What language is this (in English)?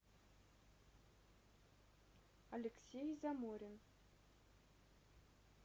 Russian